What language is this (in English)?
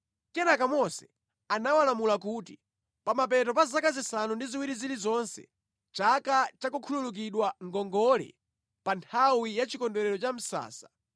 Nyanja